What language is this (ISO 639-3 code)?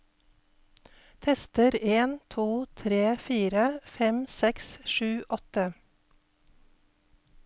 nor